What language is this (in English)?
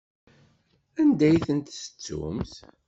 Kabyle